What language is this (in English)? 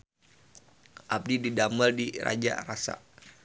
Sundanese